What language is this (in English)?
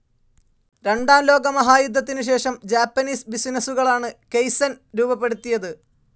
Malayalam